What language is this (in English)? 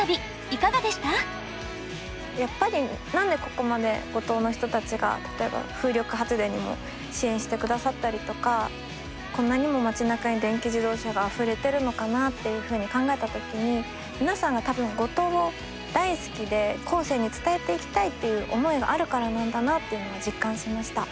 Japanese